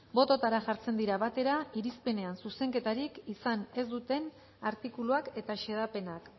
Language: Basque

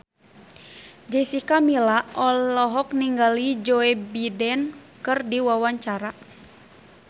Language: Sundanese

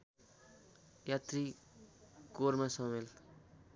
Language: Nepali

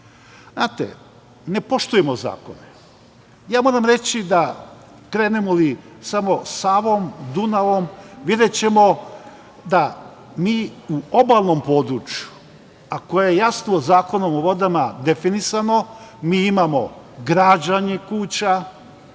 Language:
Serbian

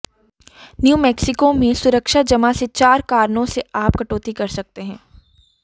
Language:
Hindi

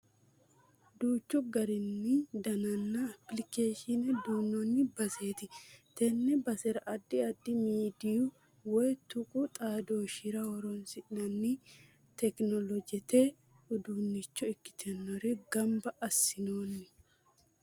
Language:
Sidamo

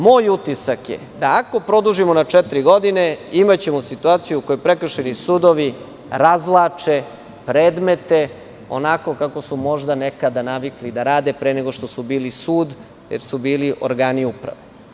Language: Serbian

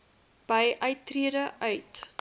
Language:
Afrikaans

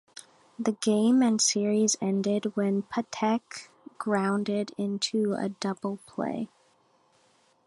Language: English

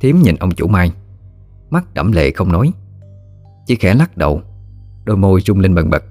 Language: Vietnamese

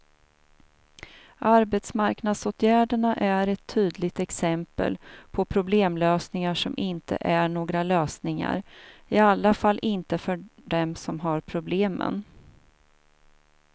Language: Swedish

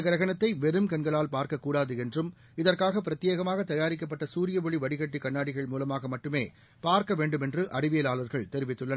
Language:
Tamil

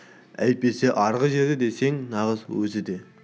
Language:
Kazakh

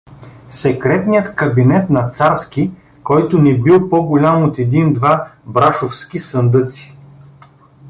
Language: Bulgarian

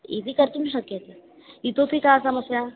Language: Sanskrit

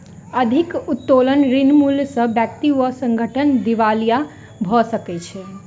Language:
Maithili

